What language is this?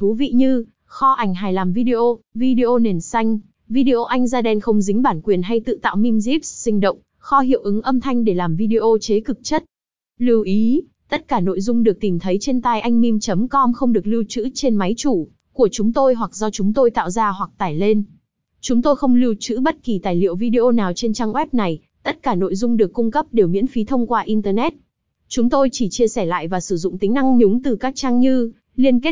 Vietnamese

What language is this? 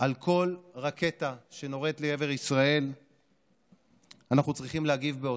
Hebrew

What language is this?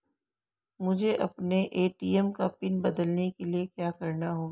Hindi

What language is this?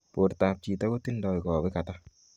Kalenjin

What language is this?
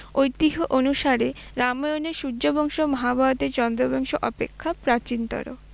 Bangla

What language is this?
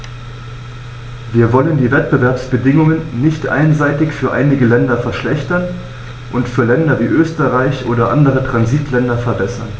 German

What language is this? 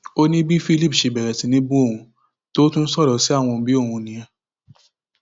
Yoruba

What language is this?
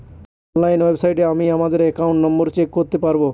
Bangla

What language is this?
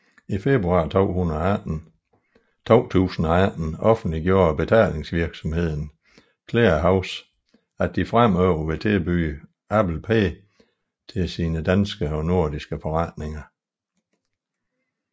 Danish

